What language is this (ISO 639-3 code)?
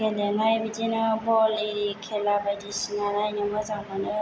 brx